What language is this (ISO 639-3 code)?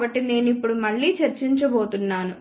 tel